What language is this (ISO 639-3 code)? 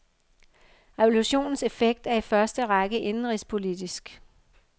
dan